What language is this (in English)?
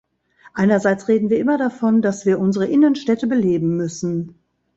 German